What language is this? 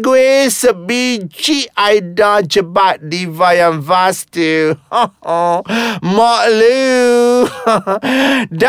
Malay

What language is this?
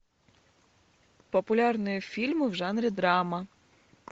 Russian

